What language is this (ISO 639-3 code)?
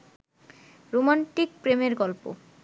ben